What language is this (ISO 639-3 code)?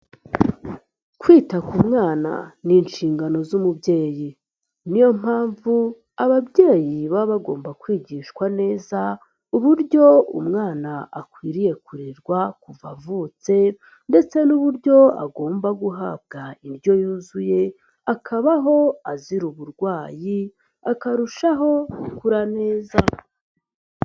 kin